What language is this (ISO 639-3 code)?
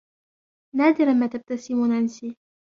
ara